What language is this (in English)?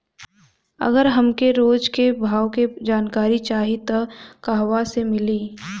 Bhojpuri